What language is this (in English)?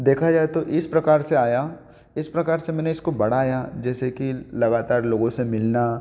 Hindi